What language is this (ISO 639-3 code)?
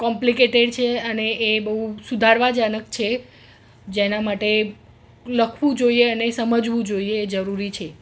guj